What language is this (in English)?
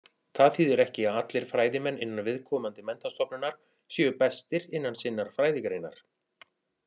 Icelandic